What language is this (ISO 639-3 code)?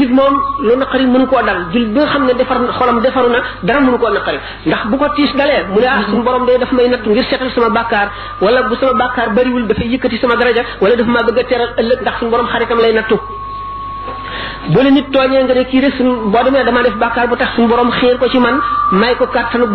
ara